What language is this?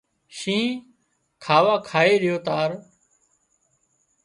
Wadiyara Koli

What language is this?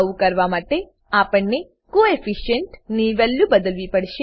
Gujarati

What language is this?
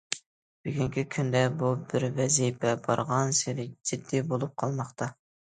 Uyghur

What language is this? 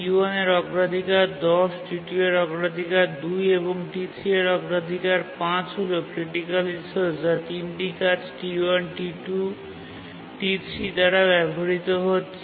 Bangla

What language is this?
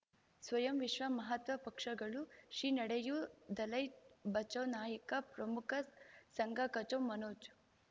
Kannada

